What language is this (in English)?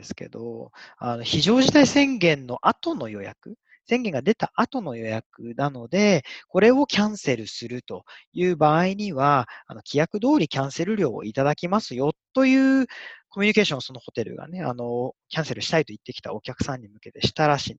Japanese